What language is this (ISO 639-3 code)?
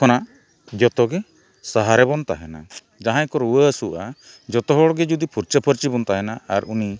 sat